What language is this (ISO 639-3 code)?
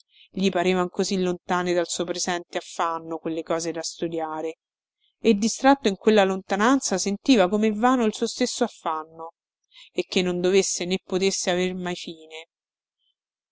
ita